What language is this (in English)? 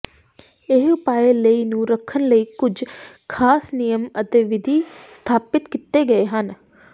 Punjabi